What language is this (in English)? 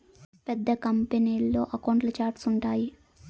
Telugu